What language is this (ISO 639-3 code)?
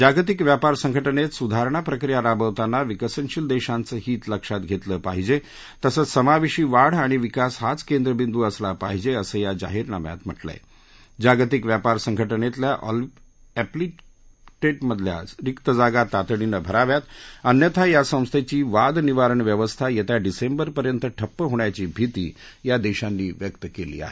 mar